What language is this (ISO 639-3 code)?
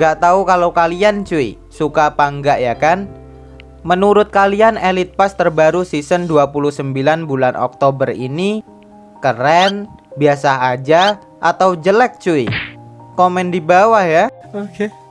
ind